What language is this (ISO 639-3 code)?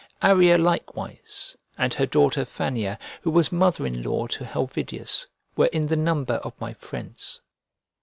eng